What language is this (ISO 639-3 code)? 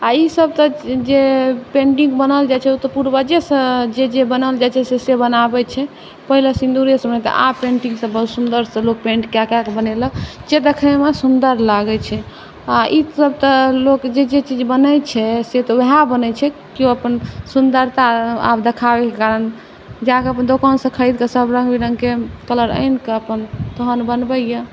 mai